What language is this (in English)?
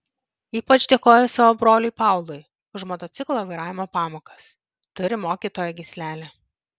Lithuanian